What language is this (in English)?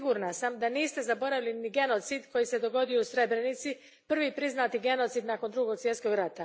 Croatian